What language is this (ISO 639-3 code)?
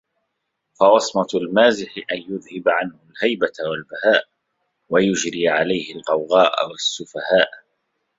ara